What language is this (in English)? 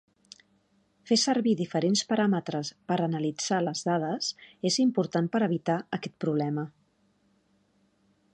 Catalan